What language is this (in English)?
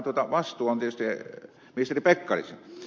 Finnish